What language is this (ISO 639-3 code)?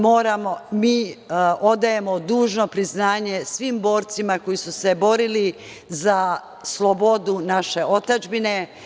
srp